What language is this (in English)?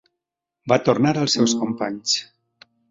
Catalan